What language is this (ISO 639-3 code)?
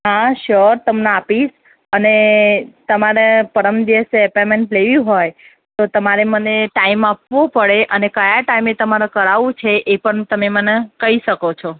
guj